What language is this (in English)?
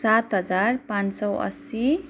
Nepali